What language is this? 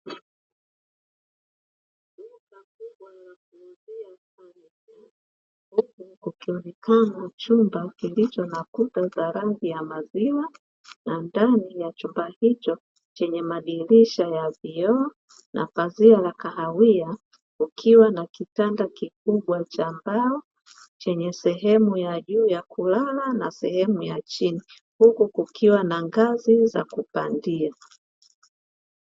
Swahili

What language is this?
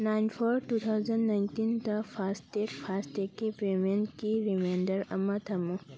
Manipuri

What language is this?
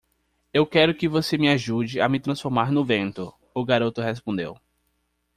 Portuguese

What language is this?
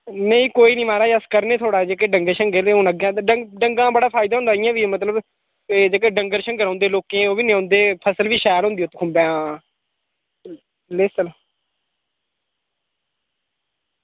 Dogri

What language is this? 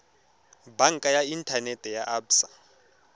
Tswana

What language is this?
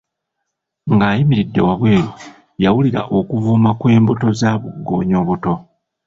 Ganda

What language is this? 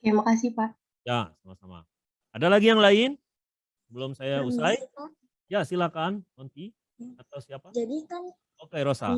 Indonesian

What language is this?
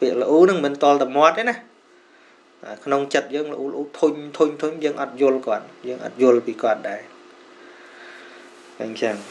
Vietnamese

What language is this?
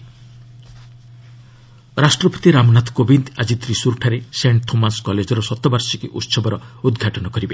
Odia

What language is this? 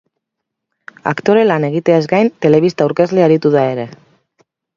Basque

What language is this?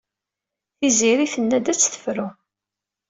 Kabyle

